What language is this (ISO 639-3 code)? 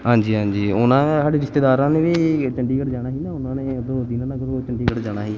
pan